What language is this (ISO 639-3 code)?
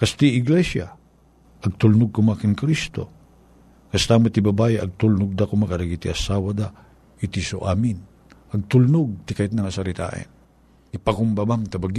fil